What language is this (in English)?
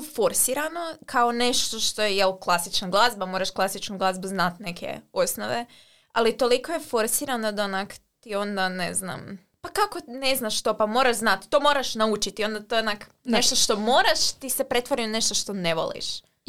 Croatian